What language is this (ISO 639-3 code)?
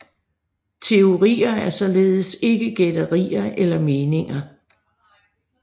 dan